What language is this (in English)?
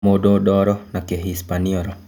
Kikuyu